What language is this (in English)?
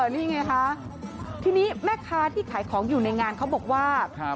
Thai